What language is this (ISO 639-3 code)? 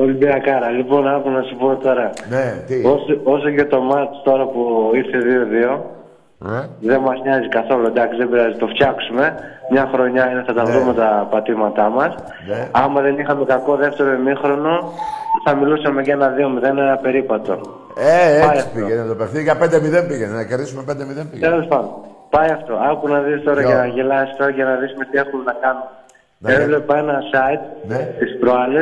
ell